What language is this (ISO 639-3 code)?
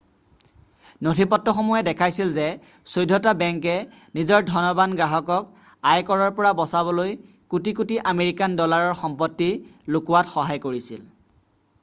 asm